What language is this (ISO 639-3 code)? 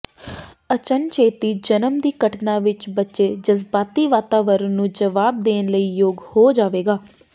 pan